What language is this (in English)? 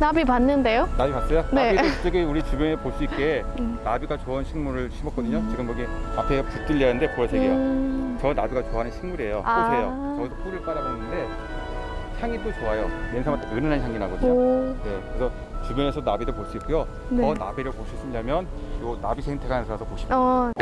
Korean